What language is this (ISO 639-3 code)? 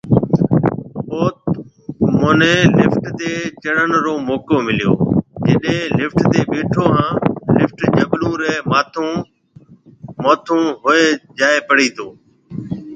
mve